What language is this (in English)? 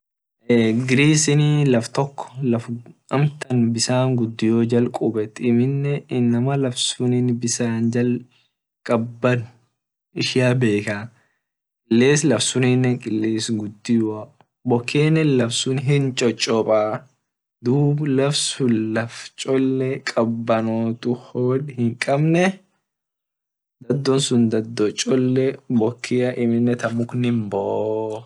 Orma